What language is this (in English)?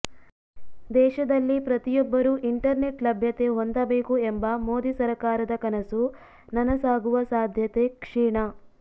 Kannada